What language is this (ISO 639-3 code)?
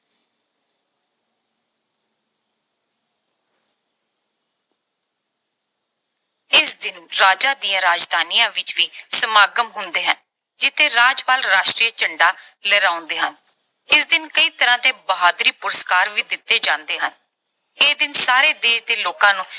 pan